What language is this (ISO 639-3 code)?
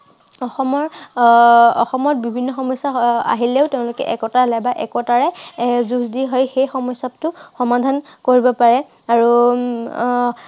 asm